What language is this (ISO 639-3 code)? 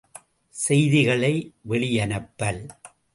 tam